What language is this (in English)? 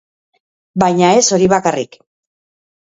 Basque